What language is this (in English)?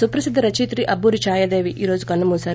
Telugu